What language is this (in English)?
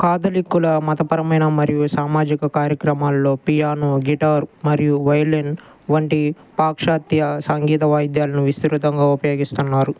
Telugu